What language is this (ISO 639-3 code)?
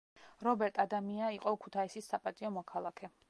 kat